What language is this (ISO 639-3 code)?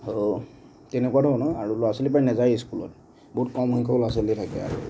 asm